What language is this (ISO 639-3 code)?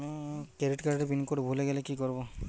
ben